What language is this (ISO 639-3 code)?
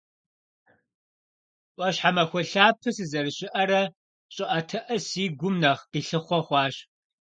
kbd